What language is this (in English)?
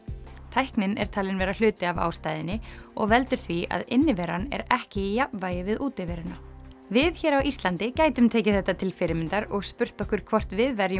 Icelandic